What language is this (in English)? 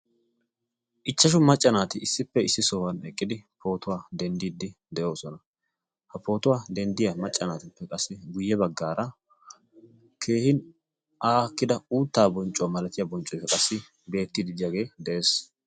Wolaytta